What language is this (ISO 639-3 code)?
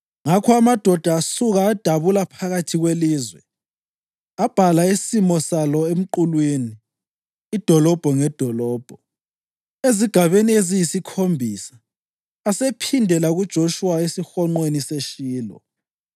nde